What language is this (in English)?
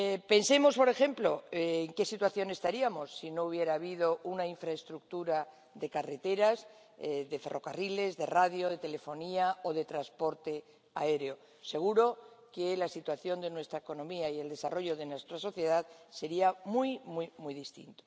Spanish